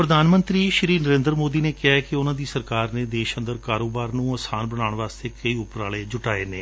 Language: Punjabi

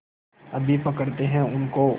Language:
Hindi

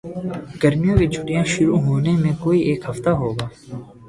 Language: Urdu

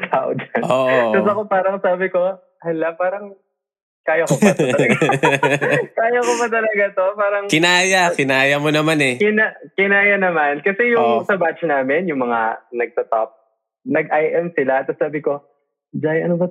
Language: Filipino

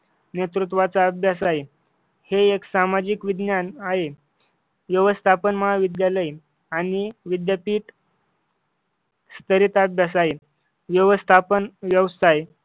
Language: Marathi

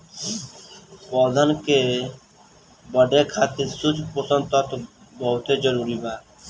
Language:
Bhojpuri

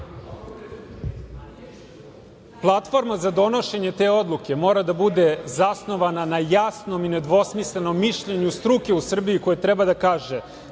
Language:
Serbian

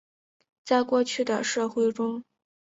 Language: Chinese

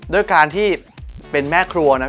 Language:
Thai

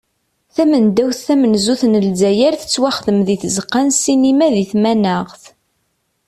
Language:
Kabyle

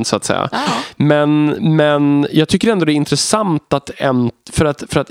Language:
Swedish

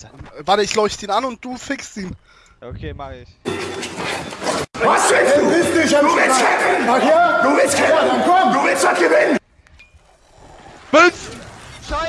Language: German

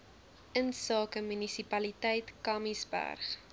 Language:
Afrikaans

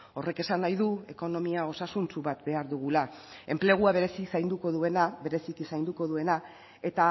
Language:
Basque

